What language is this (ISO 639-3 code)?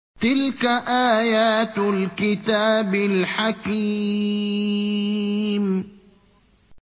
ara